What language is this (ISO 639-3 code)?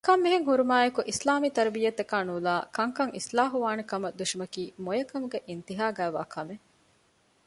div